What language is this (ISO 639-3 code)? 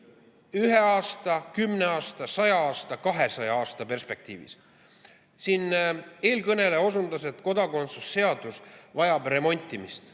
est